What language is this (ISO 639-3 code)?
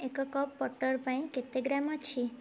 ori